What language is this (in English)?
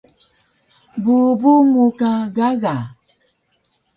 Taroko